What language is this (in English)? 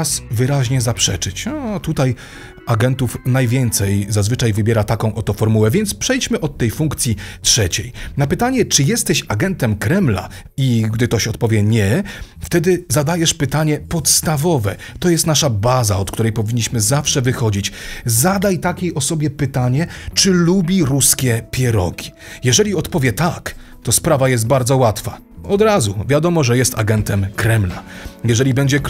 Polish